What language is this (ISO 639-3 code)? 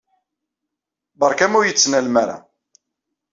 kab